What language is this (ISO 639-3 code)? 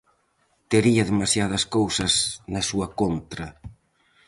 glg